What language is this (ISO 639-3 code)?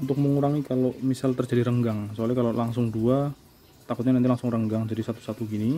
ind